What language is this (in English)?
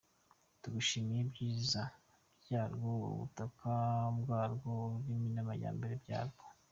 Kinyarwanda